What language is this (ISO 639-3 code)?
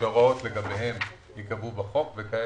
heb